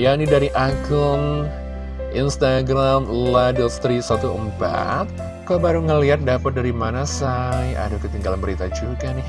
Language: Indonesian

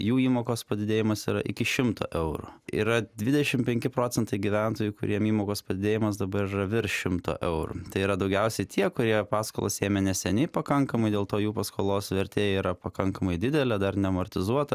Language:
Lithuanian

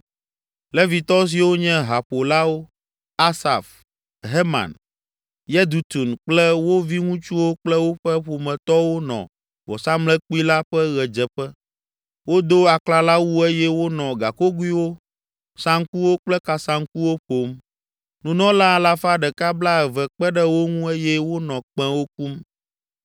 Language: Ewe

